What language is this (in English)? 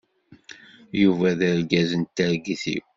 Kabyle